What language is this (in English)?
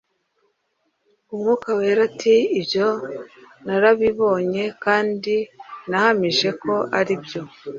Kinyarwanda